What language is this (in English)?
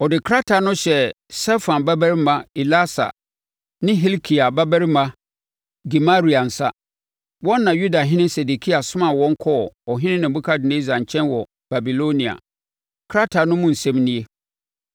Akan